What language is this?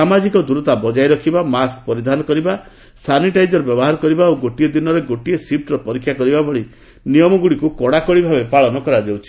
Odia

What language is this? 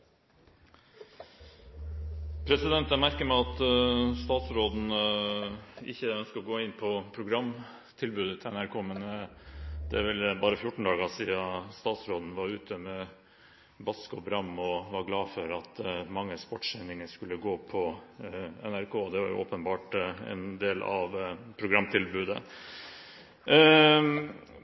Norwegian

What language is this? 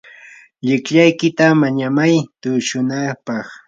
Yanahuanca Pasco Quechua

